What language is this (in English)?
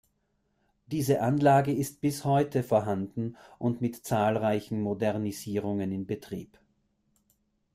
German